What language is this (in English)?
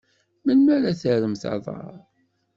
Kabyle